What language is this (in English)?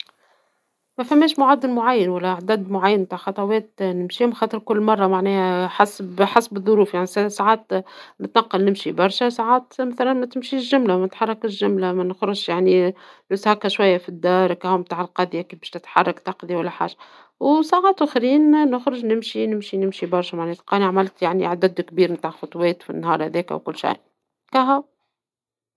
Tunisian Arabic